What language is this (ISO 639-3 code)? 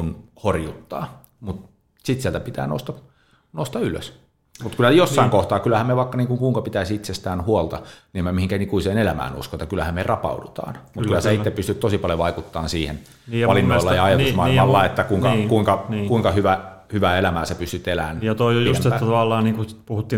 fin